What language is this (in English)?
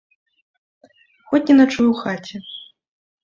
Belarusian